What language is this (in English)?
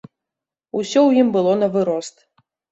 Belarusian